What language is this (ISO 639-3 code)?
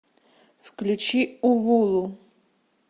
rus